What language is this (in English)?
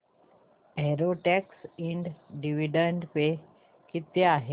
Marathi